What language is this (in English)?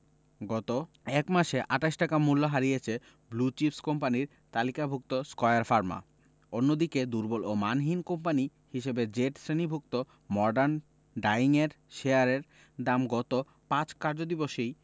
Bangla